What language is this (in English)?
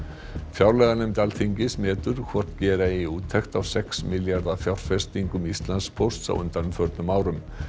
Icelandic